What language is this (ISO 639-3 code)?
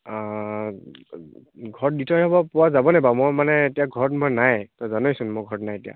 asm